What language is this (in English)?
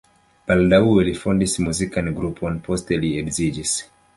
Esperanto